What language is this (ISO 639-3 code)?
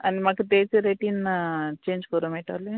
kok